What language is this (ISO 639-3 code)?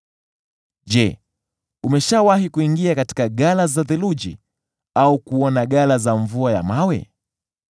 swa